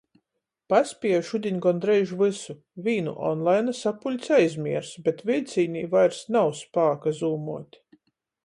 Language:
Latgalian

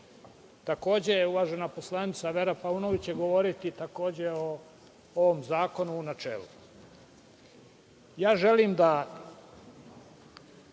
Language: Serbian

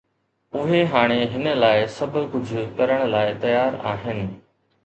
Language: Sindhi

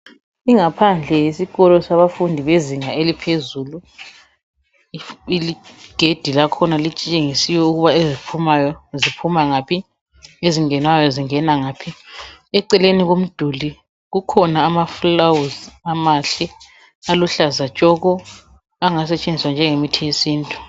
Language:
North Ndebele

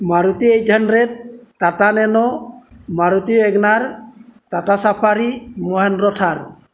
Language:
Assamese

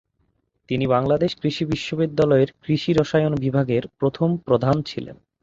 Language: Bangla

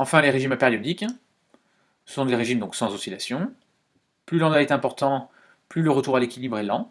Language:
French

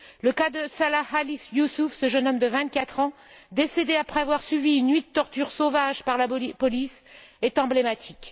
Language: French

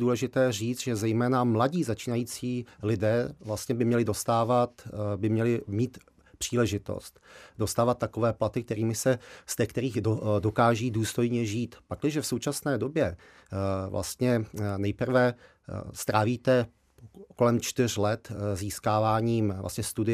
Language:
Czech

